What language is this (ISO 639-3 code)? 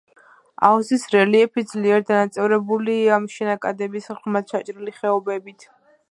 kat